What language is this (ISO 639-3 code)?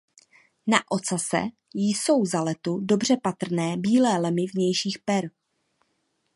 ces